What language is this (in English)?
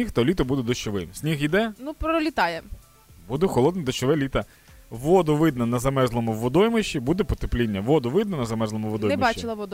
Ukrainian